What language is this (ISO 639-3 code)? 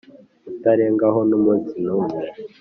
kin